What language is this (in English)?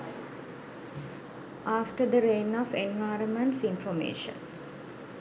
Sinhala